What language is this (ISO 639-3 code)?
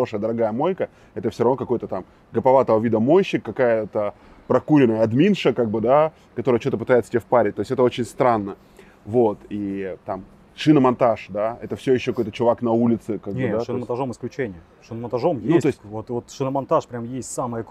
rus